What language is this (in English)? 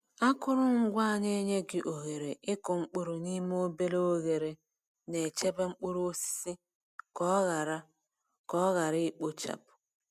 Igbo